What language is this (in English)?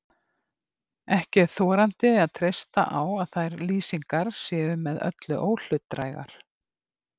Icelandic